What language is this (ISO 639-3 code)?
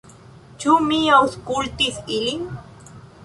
epo